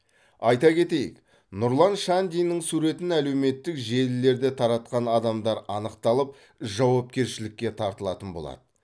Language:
Kazakh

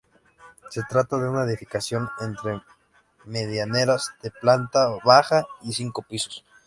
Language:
Spanish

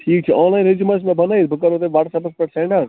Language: Kashmiri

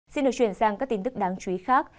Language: Vietnamese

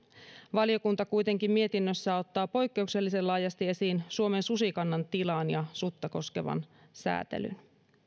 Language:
Finnish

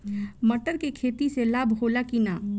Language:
Bhojpuri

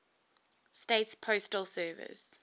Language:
English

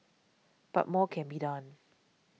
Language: English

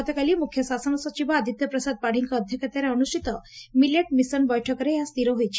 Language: Odia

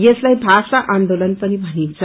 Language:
Nepali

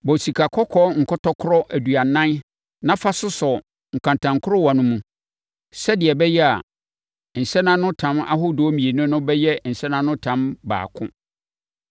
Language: Akan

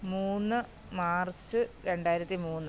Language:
Malayalam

